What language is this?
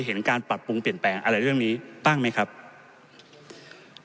Thai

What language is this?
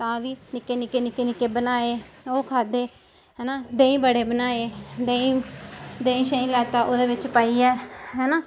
Dogri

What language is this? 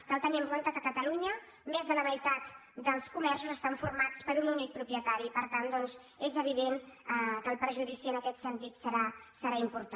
Catalan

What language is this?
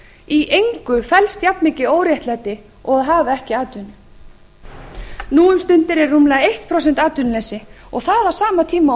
Icelandic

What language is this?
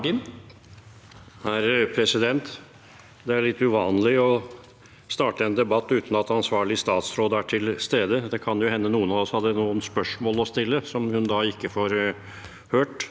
Norwegian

